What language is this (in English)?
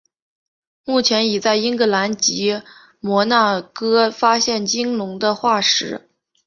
Chinese